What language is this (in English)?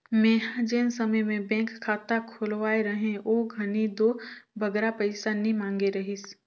Chhattisgarhi